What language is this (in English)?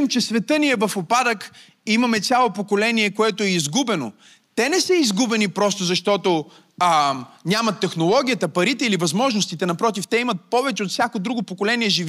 Bulgarian